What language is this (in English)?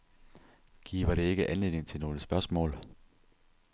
Danish